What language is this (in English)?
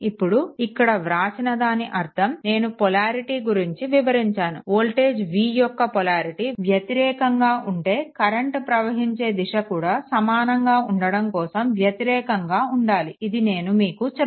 Telugu